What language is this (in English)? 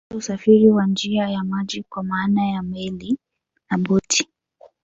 Swahili